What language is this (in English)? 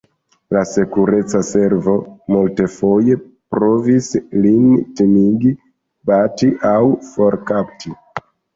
Esperanto